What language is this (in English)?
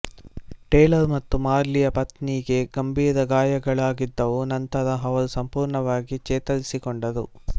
Kannada